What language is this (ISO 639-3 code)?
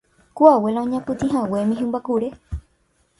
grn